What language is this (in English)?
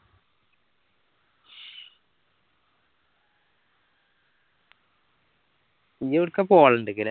Malayalam